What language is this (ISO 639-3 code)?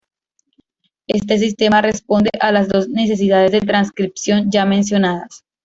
spa